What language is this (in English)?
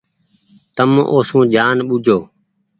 Goaria